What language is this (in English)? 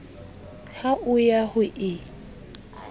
Southern Sotho